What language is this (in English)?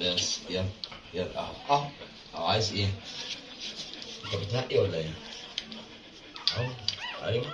Arabic